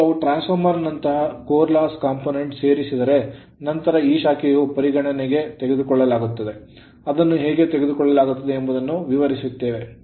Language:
Kannada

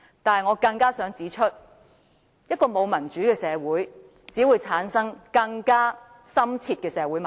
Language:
Cantonese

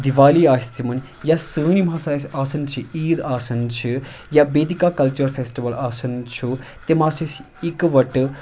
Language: Kashmiri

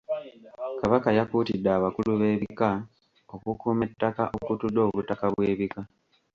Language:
Ganda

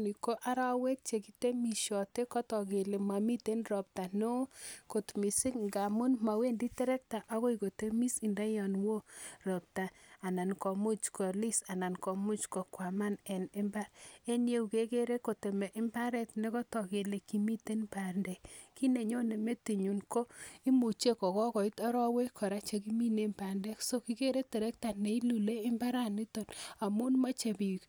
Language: Kalenjin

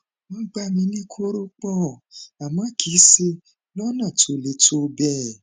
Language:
Yoruba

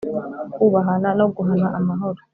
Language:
Kinyarwanda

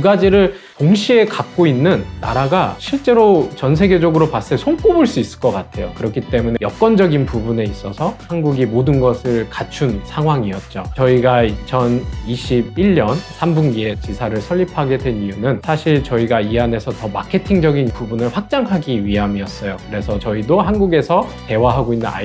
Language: Korean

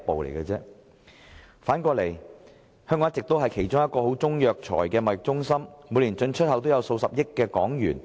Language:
Cantonese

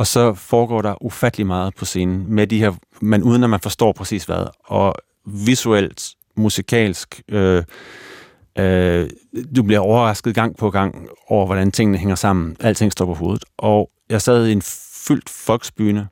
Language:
Danish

